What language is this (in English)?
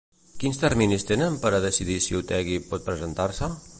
Catalan